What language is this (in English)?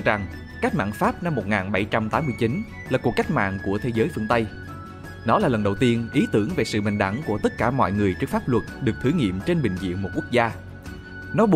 Vietnamese